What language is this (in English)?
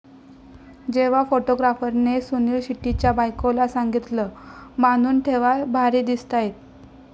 Marathi